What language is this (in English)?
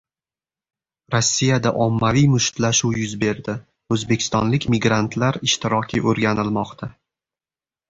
Uzbek